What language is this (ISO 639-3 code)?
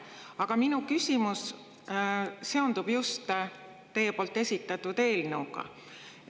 est